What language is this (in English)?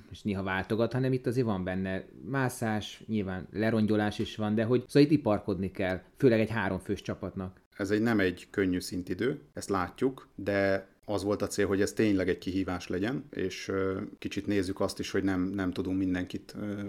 Hungarian